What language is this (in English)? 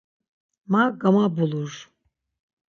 Laz